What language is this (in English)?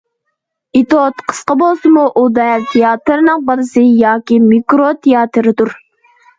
Uyghur